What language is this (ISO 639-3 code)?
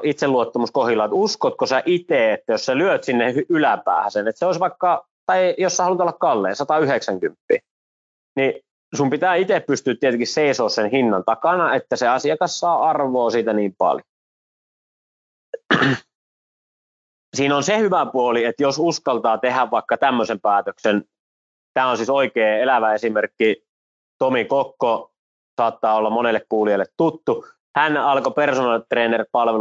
fin